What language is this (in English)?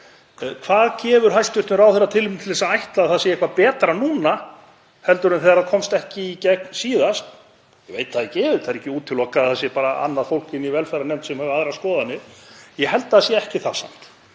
Icelandic